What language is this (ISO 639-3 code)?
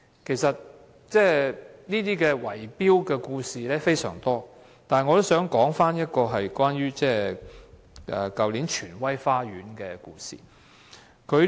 yue